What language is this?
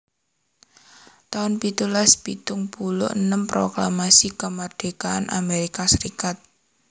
Javanese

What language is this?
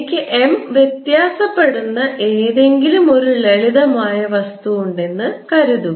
Malayalam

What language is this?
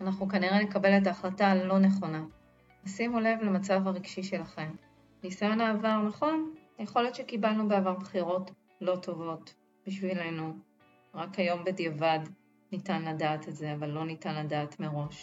Hebrew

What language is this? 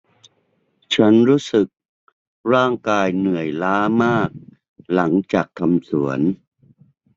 Thai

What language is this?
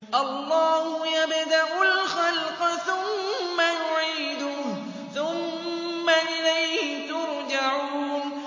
Arabic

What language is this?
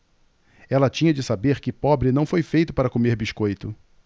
Portuguese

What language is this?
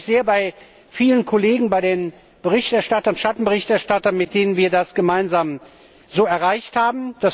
German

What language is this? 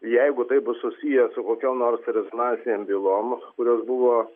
Lithuanian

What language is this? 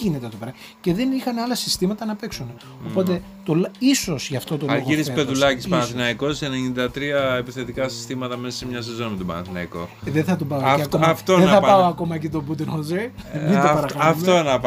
Greek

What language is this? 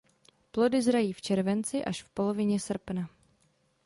Czech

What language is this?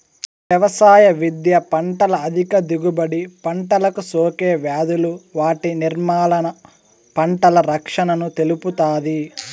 Telugu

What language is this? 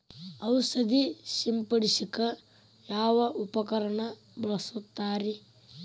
Kannada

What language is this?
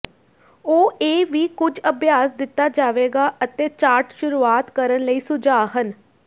Punjabi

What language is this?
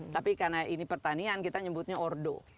Indonesian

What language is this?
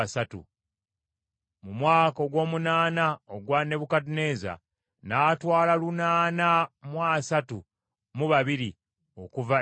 Ganda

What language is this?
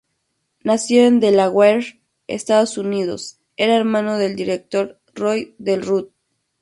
Spanish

